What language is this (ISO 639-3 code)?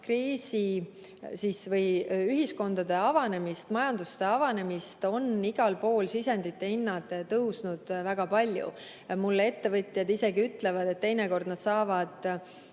est